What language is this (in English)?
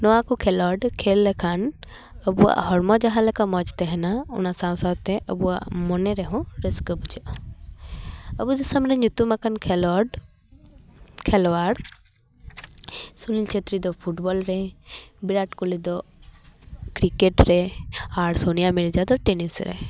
Santali